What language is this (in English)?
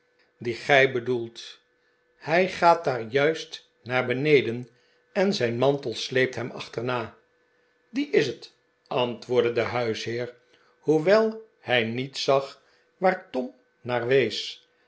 Dutch